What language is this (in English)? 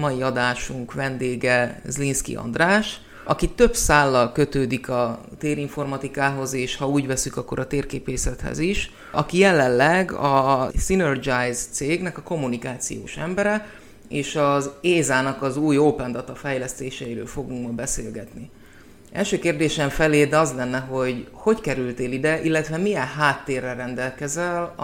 Hungarian